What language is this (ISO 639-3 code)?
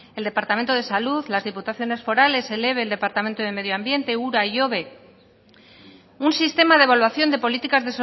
spa